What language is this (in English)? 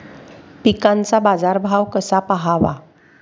Marathi